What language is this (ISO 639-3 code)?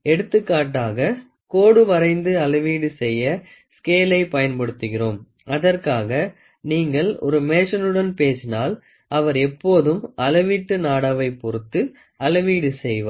tam